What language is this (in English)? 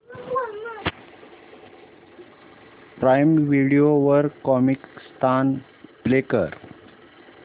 Marathi